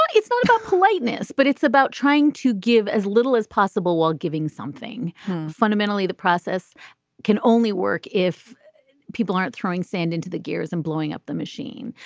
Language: English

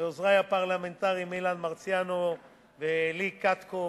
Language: Hebrew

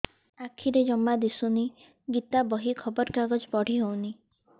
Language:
Odia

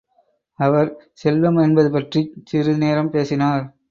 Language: Tamil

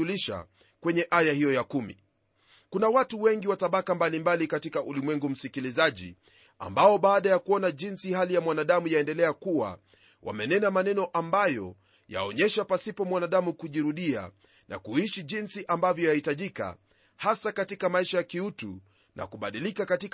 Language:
Swahili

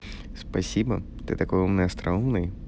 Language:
Russian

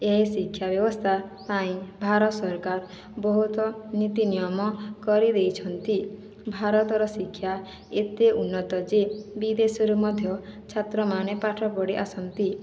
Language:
Odia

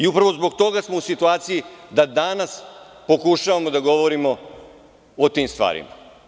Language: Serbian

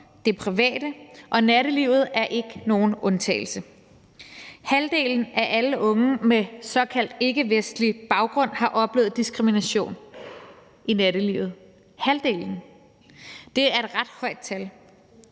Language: Danish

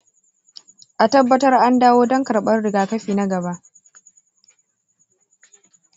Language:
Hausa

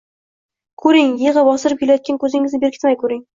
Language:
Uzbek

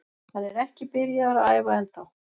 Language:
Icelandic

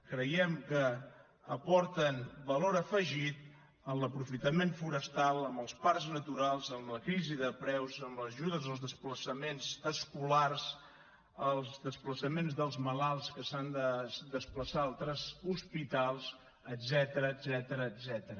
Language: Catalan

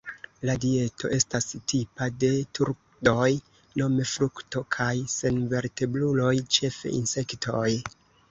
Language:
Esperanto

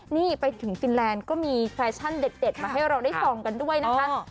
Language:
Thai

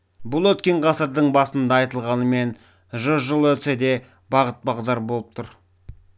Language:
Kazakh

